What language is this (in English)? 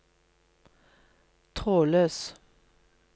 Norwegian